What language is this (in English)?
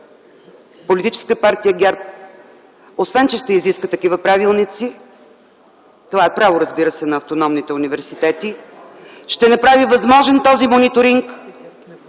Bulgarian